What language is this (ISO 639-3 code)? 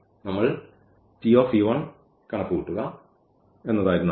mal